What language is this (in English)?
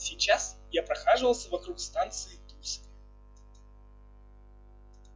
Russian